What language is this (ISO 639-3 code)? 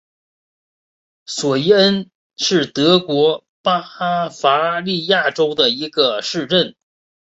zho